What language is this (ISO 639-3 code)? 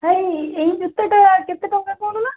ori